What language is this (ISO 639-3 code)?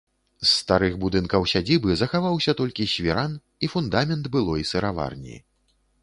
bel